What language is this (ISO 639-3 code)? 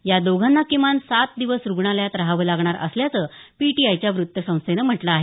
mar